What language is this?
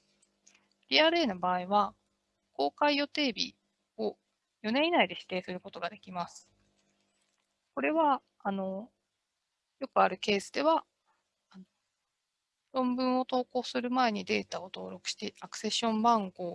Japanese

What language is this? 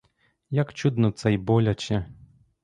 Ukrainian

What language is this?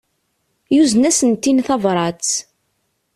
Kabyle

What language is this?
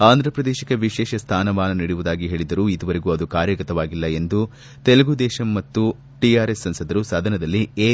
Kannada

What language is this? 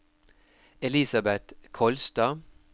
Norwegian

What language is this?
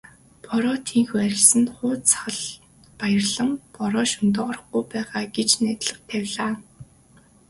Mongolian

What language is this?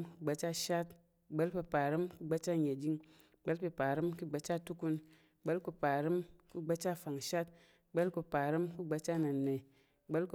Tarok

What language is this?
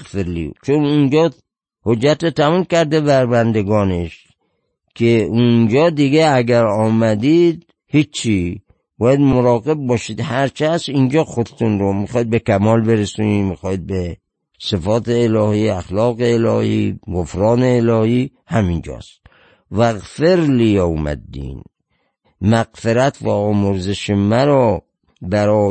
Persian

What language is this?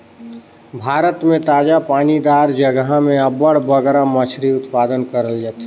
Chhattisgarhi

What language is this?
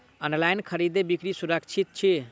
Maithili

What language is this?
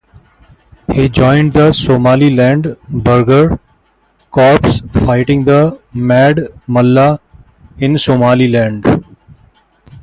English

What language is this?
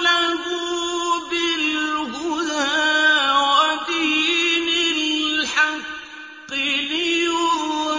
Arabic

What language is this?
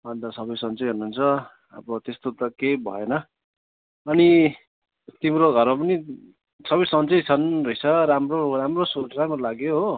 Nepali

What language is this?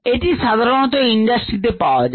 Bangla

